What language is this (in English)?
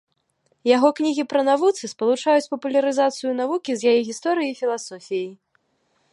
Belarusian